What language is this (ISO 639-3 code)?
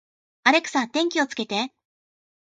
jpn